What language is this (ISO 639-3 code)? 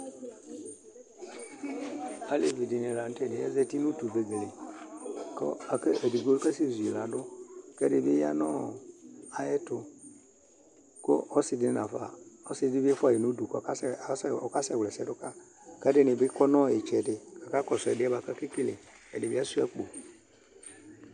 kpo